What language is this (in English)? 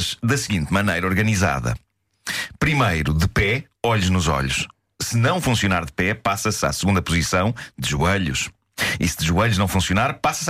Portuguese